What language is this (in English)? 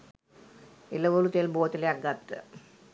Sinhala